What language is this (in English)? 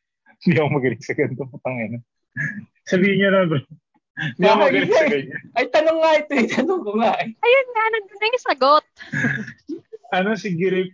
Filipino